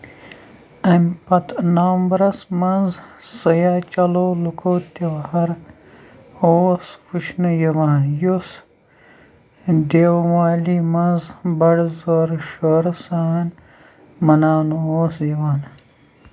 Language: Kashmiri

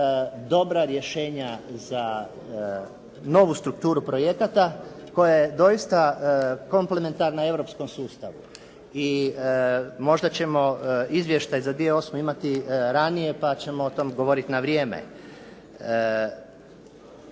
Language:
Croatian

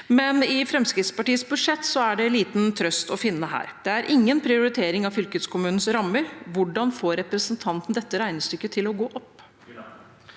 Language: Norwegian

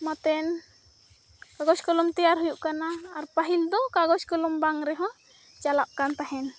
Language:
Santali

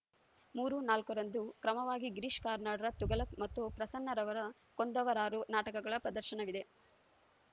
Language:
Kannada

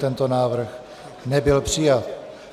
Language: Czech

